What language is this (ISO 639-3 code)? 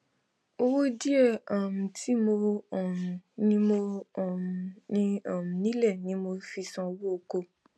yor